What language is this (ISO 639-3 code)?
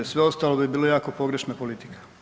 hrv